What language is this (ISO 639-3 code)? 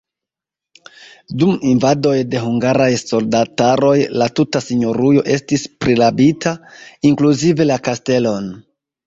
epo